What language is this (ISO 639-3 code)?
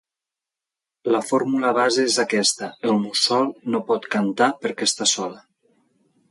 cat